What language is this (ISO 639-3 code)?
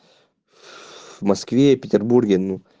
rus